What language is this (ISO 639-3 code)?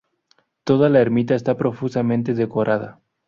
spa